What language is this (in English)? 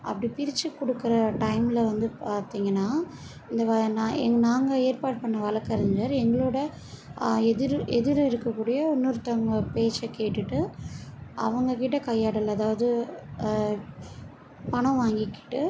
Tamil